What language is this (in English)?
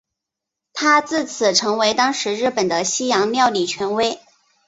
Chinese